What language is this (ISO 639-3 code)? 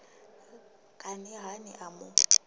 ven